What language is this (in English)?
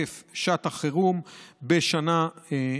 Hebrew